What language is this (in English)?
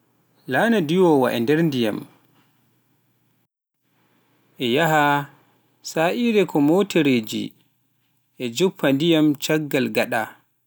Pular